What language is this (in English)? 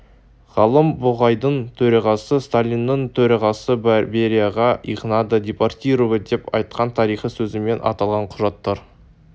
Kazakh